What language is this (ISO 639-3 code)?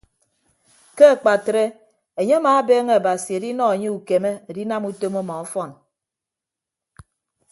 ibb